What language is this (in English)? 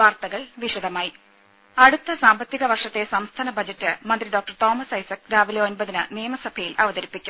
Malayalam